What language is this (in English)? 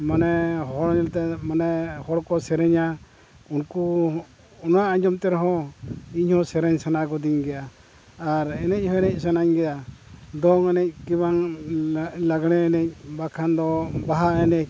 Santali